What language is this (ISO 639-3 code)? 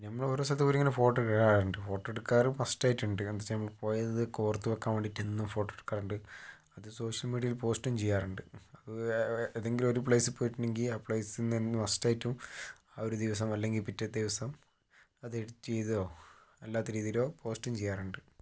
mal